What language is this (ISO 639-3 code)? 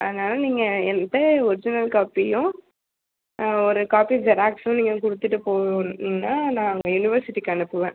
tam